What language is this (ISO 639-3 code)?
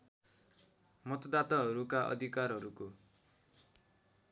nep